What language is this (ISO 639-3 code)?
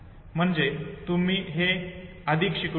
mar